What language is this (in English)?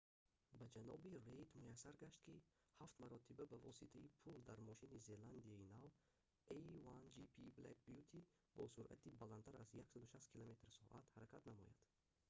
Tajik